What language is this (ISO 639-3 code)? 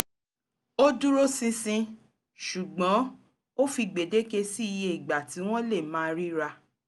yor